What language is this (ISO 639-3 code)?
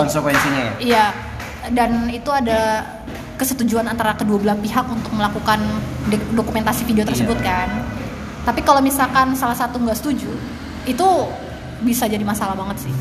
ind